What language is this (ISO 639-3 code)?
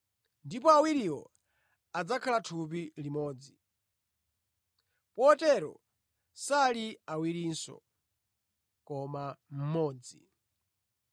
nya